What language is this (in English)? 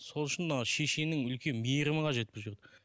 Kazakh